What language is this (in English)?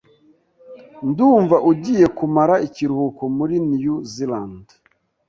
Kinyarwanda